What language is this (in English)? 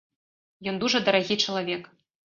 Belarusian